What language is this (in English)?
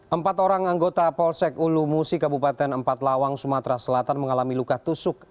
Indonesian